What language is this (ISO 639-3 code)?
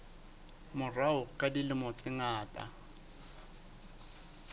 sot